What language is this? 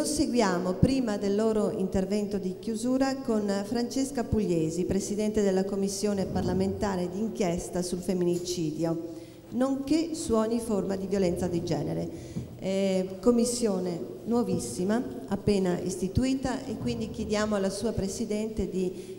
Italian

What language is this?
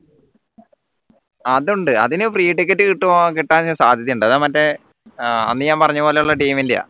Malayalam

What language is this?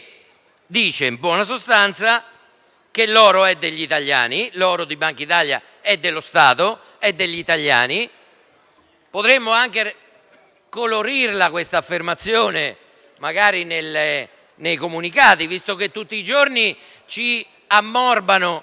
Italian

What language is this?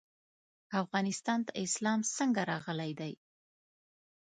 Pashto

